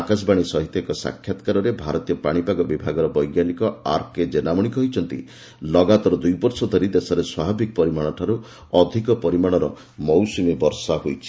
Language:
Odia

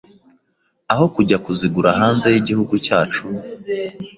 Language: Kinyarwanda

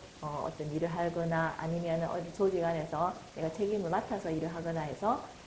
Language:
Korean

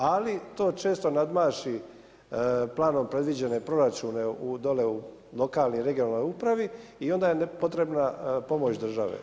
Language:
Croatian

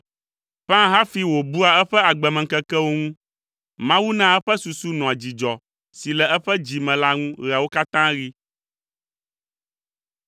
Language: Ewe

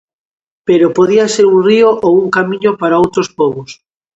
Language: Galician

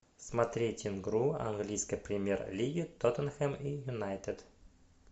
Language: Russian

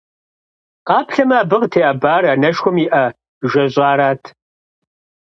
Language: Kabardian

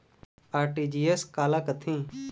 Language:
Chhattisgarhi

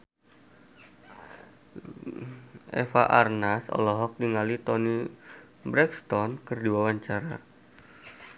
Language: Sundanese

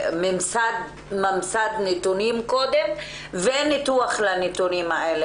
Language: Hebrew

